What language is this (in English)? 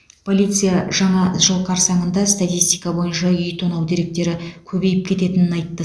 Kazakh